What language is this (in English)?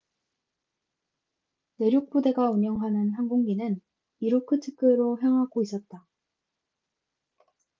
Korean